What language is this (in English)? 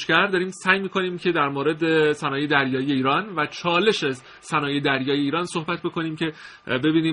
Persian